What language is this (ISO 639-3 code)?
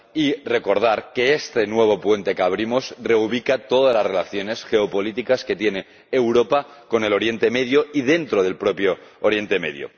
spa